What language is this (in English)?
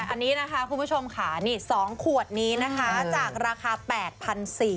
Thai